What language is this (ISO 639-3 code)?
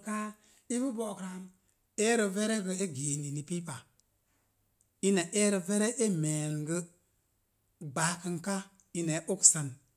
ver